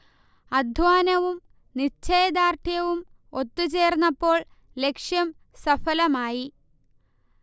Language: Malayalam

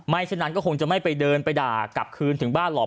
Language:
Thai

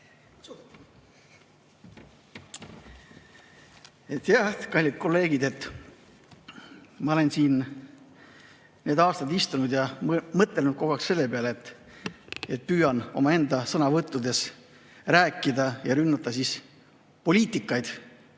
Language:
Estonian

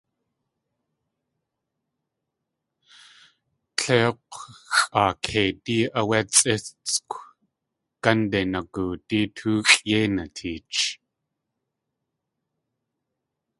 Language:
Tlingit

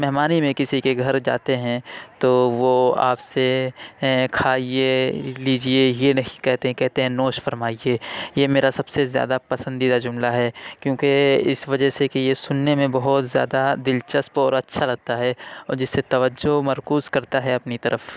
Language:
Urdu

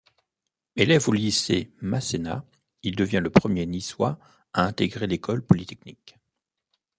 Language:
French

